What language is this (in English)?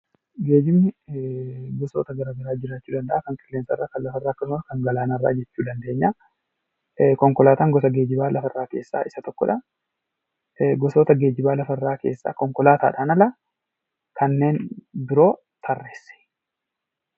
Oromo